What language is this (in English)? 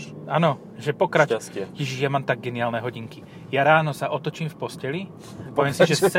Slovak